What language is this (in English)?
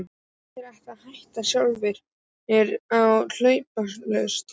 Icelandic